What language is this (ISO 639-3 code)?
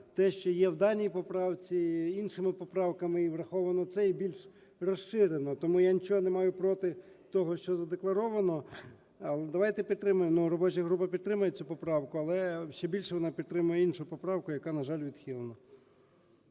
ukr